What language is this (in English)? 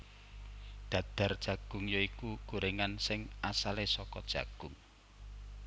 Javanese